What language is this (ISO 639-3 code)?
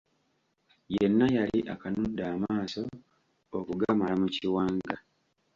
lug